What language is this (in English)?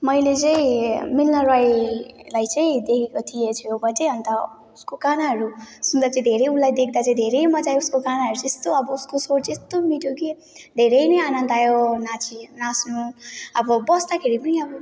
Nepali